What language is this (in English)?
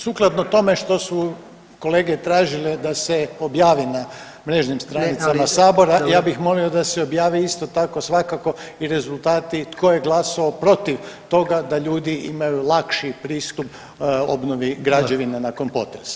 Croatian